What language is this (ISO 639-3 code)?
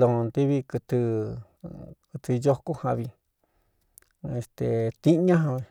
xtu